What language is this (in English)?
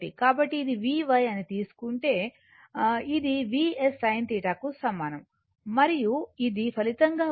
Telugu